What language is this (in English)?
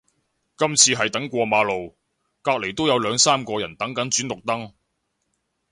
Cantonese